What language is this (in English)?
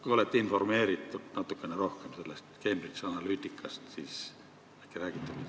Estonian